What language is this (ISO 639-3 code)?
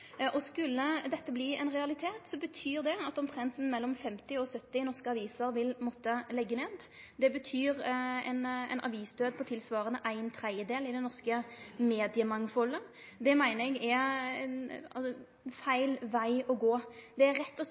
nno